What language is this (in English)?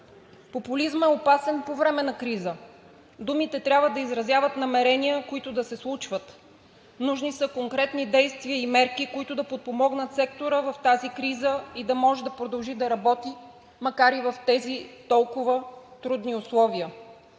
Bulgarian